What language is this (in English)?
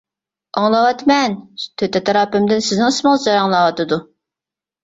Uyghur